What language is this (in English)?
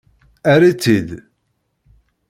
Kabyle